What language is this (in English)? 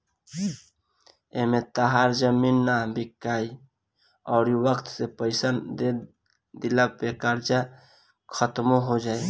Bhojpuri